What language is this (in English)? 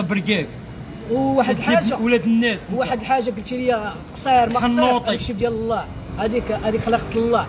Arabic